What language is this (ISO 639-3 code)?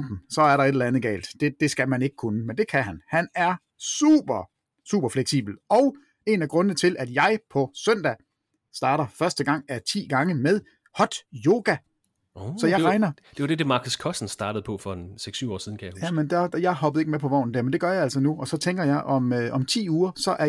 dan